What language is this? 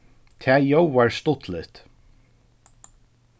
Faroese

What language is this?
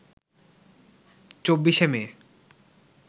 Bangla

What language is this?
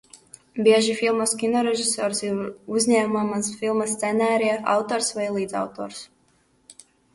Latvian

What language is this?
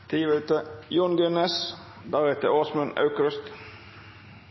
Norwegian Nynorsk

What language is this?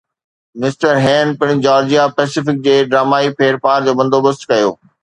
Sindhi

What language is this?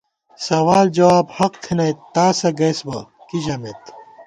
Gawar-Bati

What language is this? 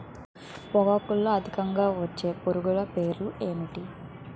Telugu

